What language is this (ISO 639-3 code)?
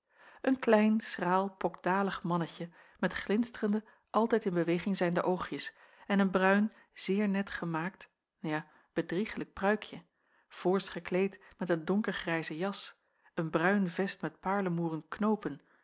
nld